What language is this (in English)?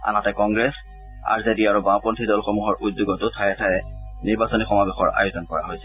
Assamese